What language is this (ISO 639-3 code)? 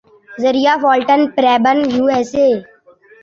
urd